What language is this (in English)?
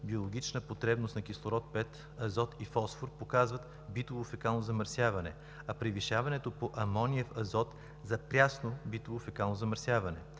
Bulgarian